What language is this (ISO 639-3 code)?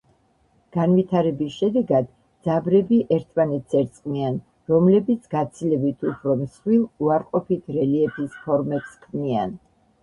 kat